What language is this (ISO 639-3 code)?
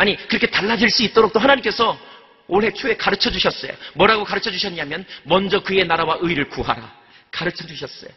kor